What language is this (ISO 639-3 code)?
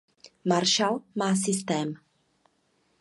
ces